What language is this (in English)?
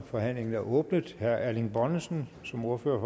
Danish